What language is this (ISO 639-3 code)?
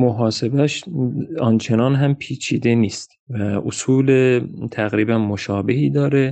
fas